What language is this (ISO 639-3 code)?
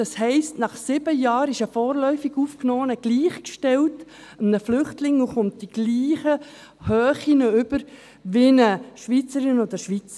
gsw